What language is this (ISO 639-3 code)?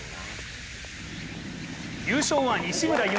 jpn